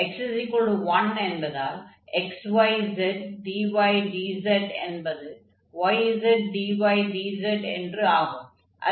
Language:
Tamil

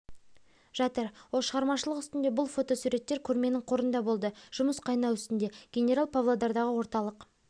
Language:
Kazakh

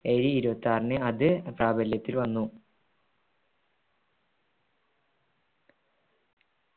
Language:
Malayalam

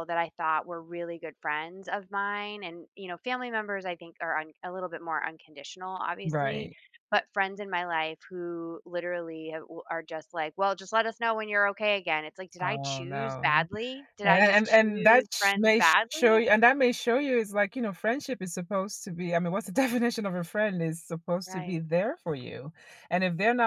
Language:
English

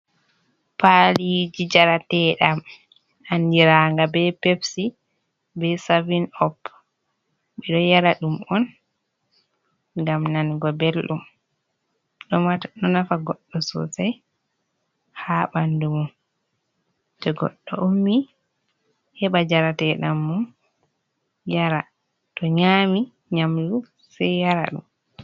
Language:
Fula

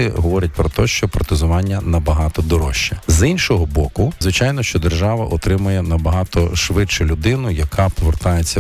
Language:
Ukrainian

